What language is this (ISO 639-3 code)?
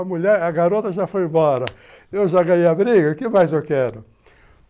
por